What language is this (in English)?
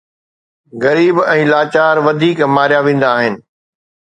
Sindhi